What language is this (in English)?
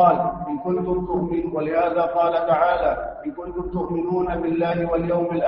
Arabic